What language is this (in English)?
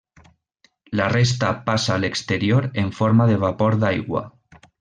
Catalan